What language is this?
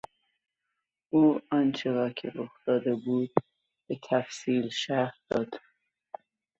Persian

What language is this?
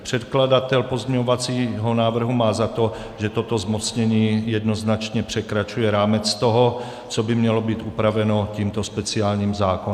Czech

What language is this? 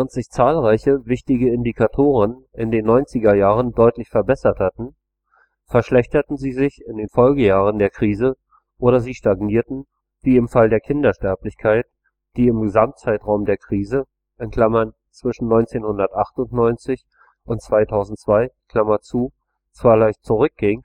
German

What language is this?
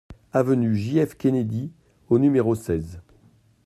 French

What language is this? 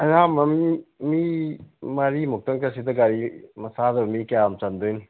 Manipuri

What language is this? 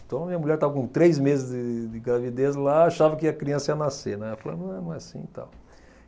Portuguese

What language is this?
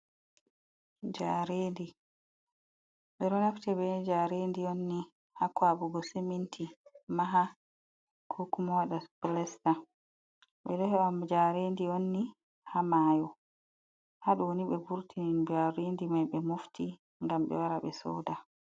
Fula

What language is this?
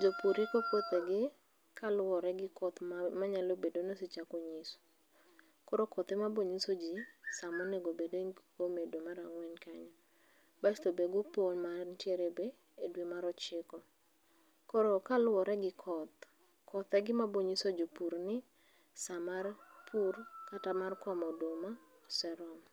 Luo (Kenya and Tanzania)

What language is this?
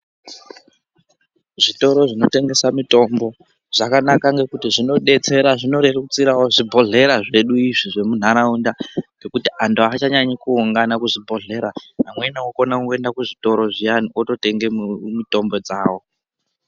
Ndau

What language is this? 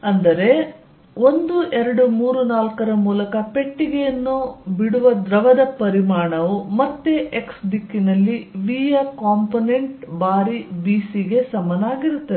Kannada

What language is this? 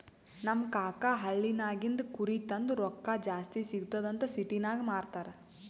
Kannada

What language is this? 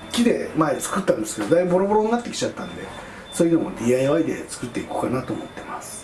Japanese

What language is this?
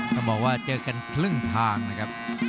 Thai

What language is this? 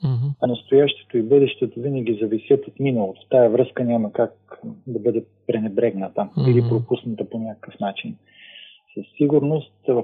Bulgarian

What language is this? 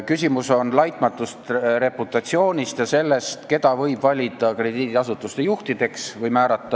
Estonian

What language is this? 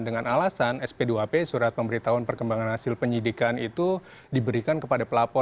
Indonesian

